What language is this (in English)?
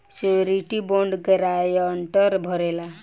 Bhojpuri